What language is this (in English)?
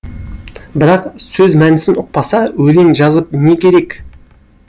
Kazakh